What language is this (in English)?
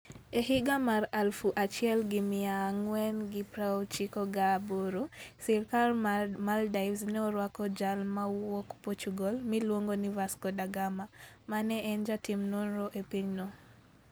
Luo (Kenya and Tanzania)